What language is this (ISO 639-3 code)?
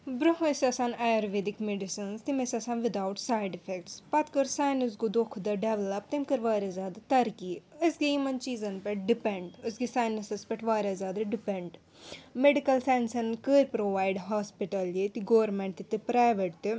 kas